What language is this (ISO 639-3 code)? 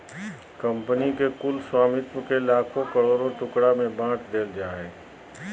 mag